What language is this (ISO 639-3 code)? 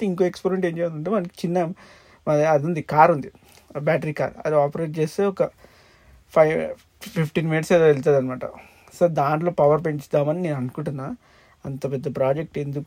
tel